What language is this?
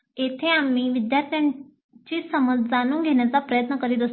Marathi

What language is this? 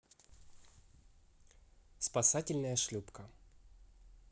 Russian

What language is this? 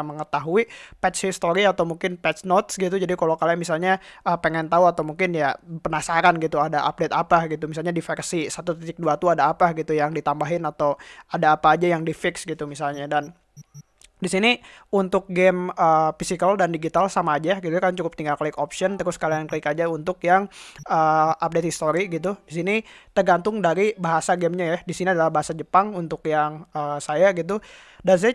Indonesian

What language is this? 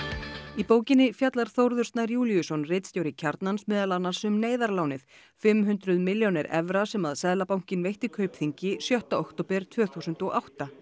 Icelandic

